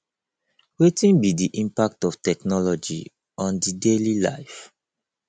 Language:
Nigerian Pidgin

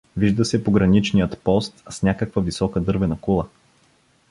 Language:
Bulgarian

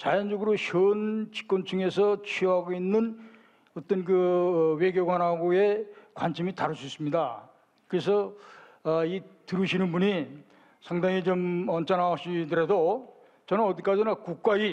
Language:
Korean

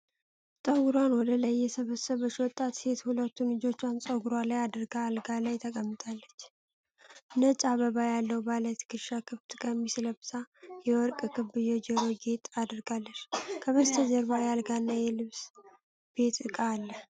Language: Amharic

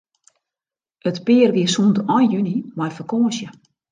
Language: Western Frisian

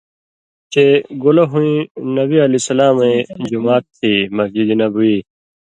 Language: Indus Kohistani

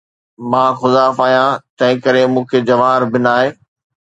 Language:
Sindhi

